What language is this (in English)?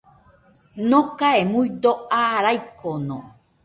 Nüpode Huitoto